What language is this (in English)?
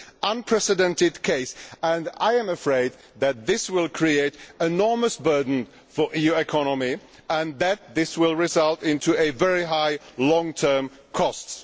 English